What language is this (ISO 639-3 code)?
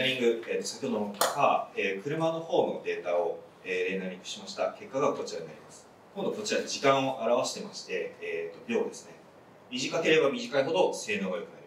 jpn